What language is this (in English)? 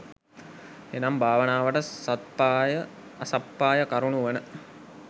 Sinhala